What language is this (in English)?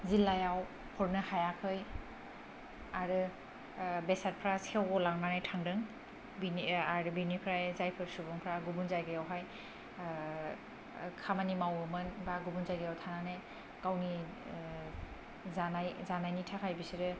Bodo